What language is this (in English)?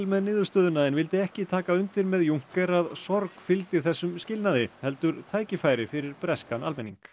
Icelandic